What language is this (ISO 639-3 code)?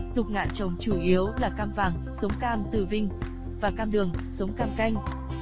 vie